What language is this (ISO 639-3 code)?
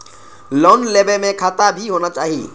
mai